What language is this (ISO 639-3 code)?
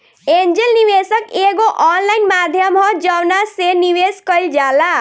bho